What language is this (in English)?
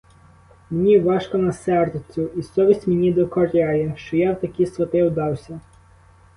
Ukrainian